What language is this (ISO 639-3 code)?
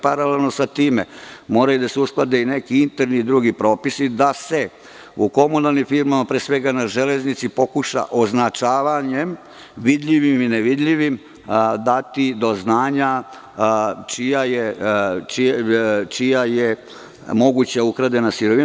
srp